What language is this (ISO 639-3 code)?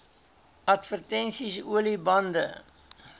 afr